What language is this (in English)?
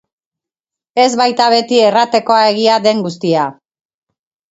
Basque